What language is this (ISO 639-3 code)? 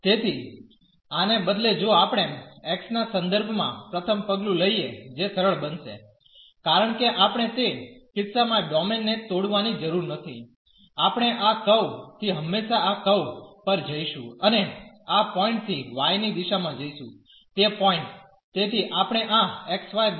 guj